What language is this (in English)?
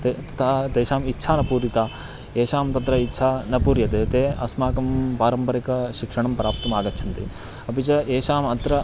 Sanskrit